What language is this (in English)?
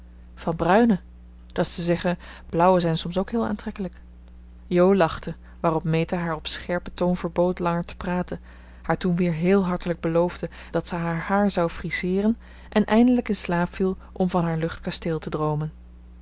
Dutch